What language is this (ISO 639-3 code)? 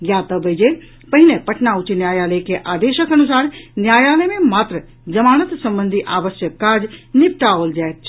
mai